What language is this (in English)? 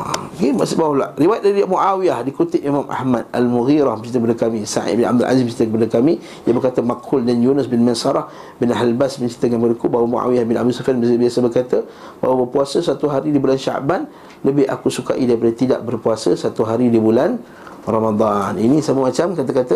Malay